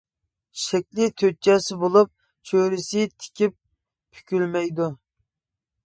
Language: Uyghur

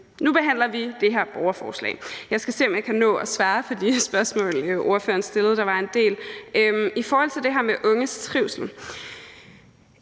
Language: Danish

